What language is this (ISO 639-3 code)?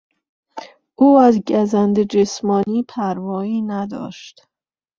fas